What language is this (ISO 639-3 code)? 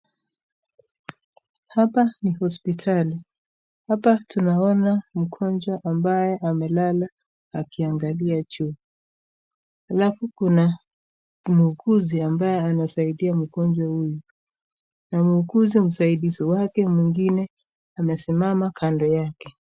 swa